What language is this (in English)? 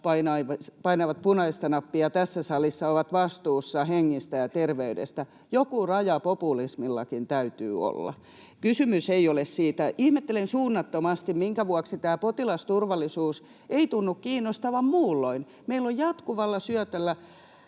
Finnish